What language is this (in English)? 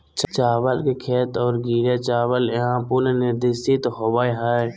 Magahi